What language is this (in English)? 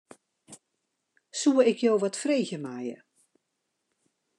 Western Frisian